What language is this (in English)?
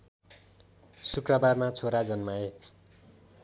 Nepali